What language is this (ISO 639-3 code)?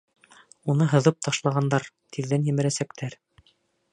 bak